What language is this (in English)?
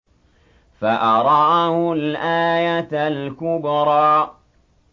Arabic